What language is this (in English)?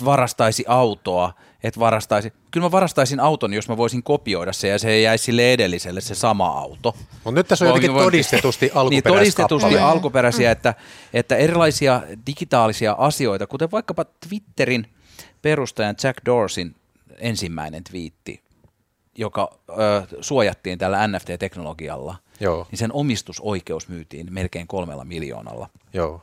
Finnish